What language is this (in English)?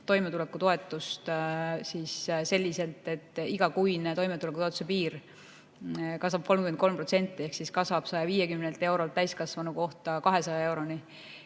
Estonian